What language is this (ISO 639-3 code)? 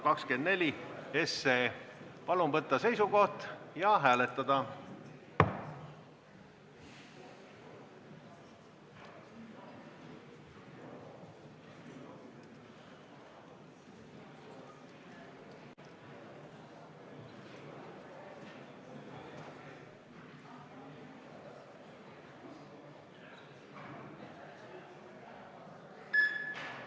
est